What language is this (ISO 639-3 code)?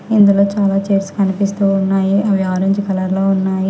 tel